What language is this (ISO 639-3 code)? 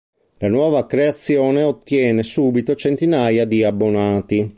ita